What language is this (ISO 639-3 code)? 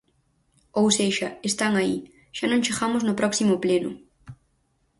glg